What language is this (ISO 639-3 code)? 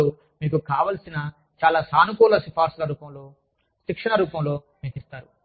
tel